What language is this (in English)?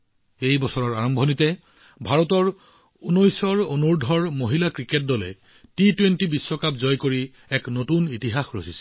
Assamese